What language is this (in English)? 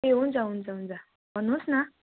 Nepali